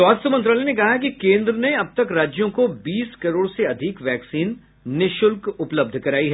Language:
Hindi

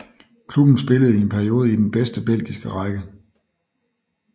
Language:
Danish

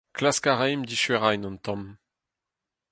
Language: Breton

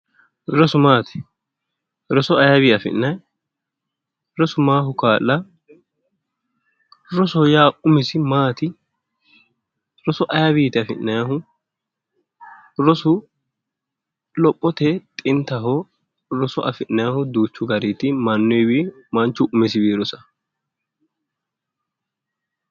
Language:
Sidamo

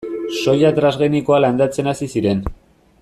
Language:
Basque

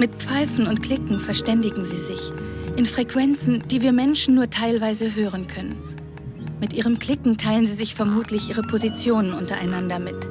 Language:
German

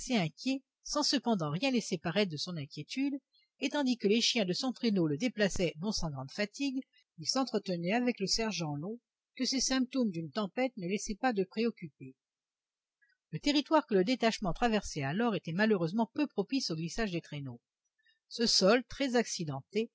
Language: French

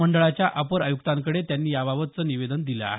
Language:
Marathi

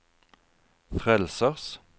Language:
Norwegian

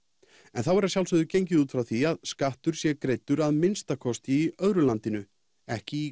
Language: Icelandic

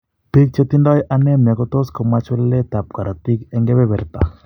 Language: Kalenjin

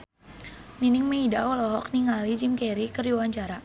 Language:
Sundanese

